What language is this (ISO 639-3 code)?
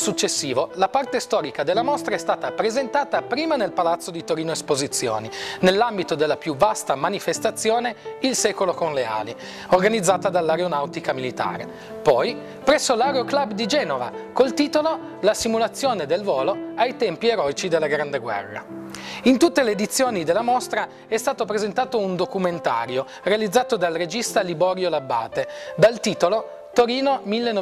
ita